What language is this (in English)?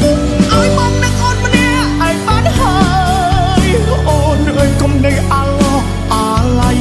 Thai